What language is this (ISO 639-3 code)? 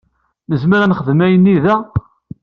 kab